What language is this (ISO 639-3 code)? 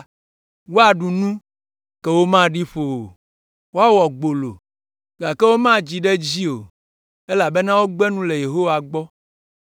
ewe